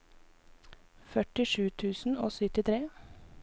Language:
Norwegian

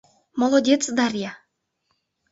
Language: Mari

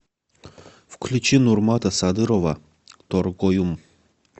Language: Russian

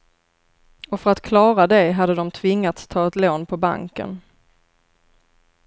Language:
Swedish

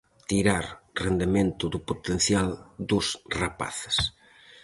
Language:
Galician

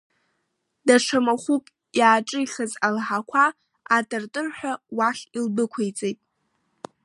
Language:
Abkhazian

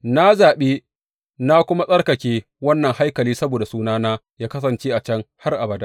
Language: Hausa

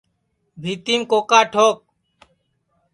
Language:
Sansi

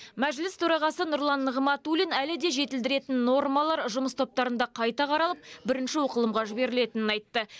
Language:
Kazakh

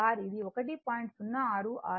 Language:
Telugu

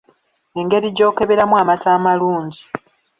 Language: Ganda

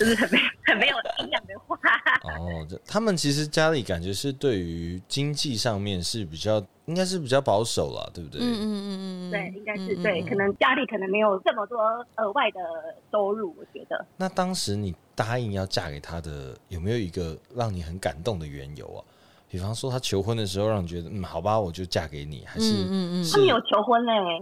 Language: Chinese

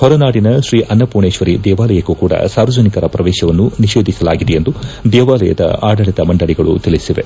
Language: Kannada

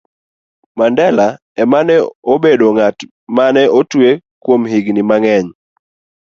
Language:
Luo (Kenya and Tanzania)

